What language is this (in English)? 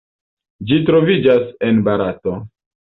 Esperanto